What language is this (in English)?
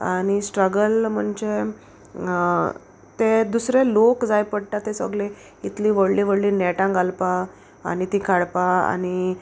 Konkani